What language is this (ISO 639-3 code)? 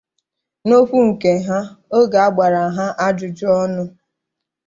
ibo